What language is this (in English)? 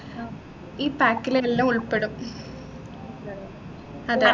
Malayalam